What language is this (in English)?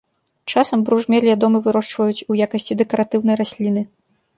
Belarusian